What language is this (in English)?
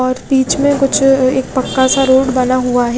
Hindi